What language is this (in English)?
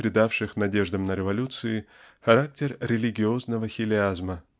Russian